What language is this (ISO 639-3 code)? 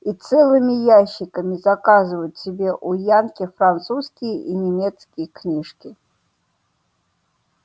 rus